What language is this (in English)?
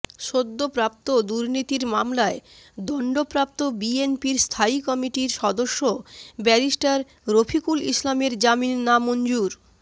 Bangla